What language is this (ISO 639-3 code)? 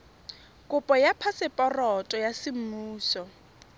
tsn